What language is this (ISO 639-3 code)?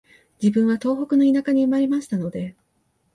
jpn